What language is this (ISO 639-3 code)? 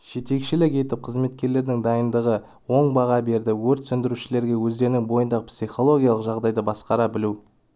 kaz